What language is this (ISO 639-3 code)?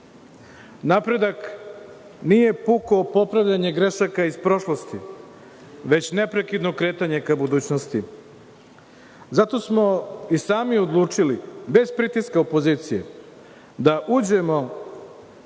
srp